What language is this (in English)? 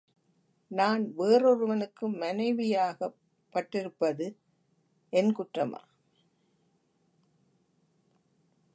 Tamil